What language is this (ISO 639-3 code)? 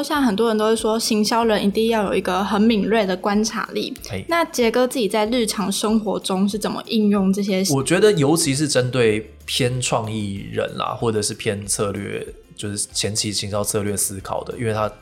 zho